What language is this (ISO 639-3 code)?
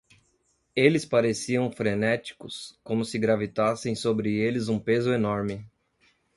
por